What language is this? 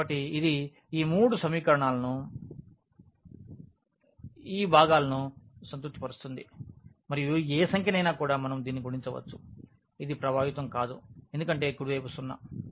Telugu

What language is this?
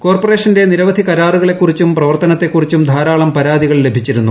Malayalam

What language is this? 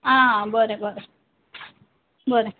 Konkani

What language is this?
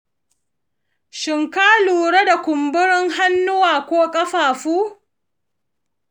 Hausa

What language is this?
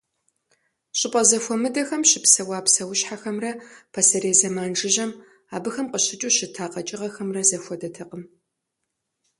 Kabardian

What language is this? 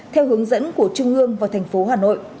Vietnamese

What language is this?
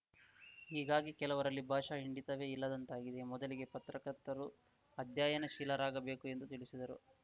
Kannada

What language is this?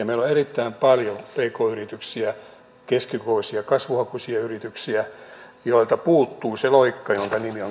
Finnish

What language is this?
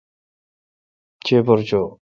Kalkoti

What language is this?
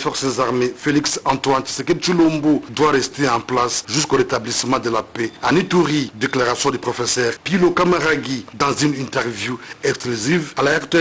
French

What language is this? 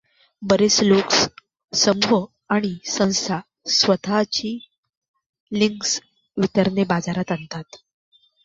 Marathi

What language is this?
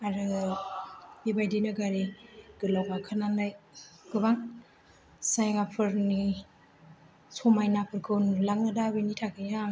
Bodo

